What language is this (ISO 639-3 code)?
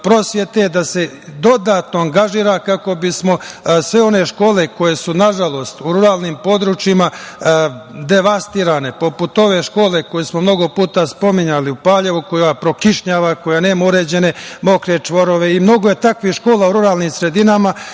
srp